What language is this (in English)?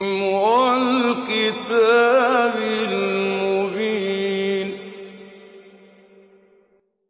Arabic